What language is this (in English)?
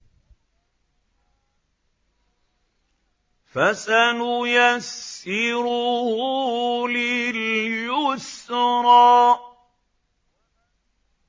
Arabic